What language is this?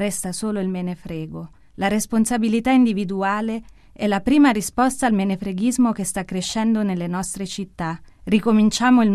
Italian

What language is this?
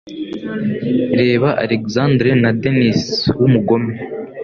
Kinyarwanda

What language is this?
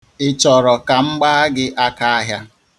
Igbo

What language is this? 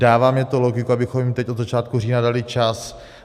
Czech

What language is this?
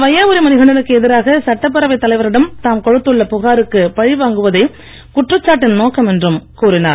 Tamil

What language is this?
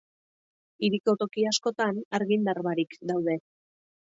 Basque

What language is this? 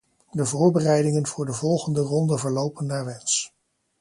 Dutch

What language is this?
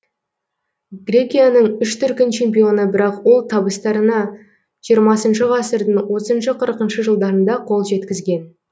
Kazakh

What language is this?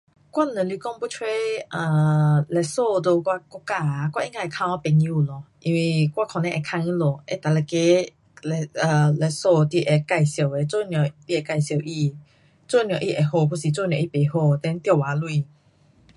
Pu-Xian Chinese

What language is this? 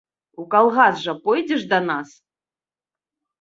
Belarusian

